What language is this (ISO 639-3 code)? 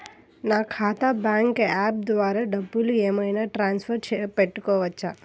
tel